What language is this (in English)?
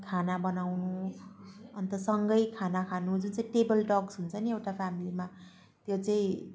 Nepali